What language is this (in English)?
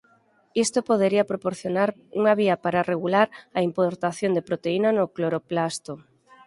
Galician